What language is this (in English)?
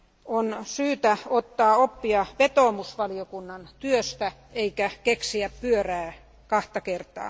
Finnish